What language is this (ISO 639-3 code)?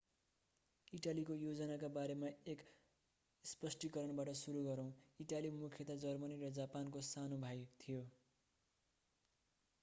nep